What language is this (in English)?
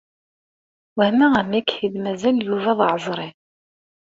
Kabyle